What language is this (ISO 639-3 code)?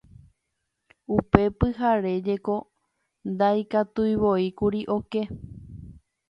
grn